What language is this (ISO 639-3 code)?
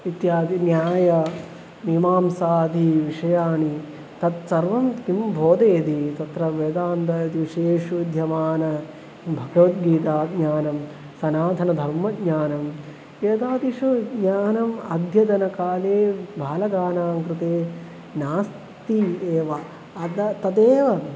san